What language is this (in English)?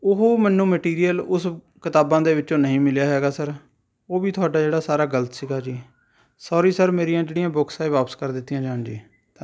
Punjabi